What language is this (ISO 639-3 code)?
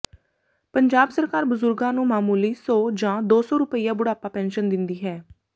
pan